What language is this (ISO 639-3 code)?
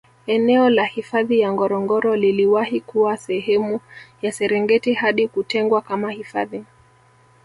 swa